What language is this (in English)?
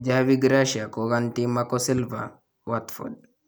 Kalenjin